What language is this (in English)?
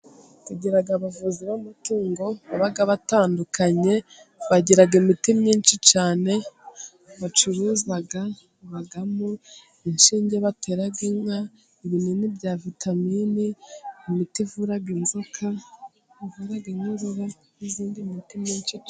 Kinyarwanda